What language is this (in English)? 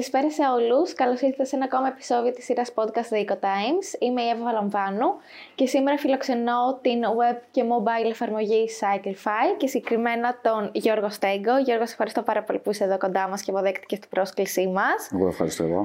Greek